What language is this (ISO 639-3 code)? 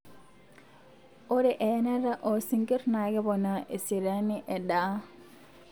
mas